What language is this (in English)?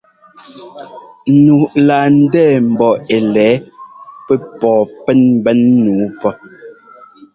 Ngomba